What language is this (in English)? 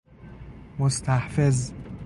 Persian